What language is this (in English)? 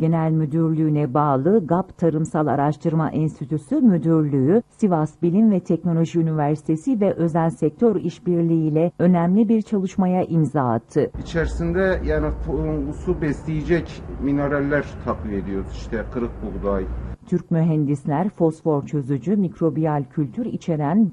Turkish